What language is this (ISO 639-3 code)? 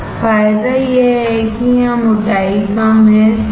hin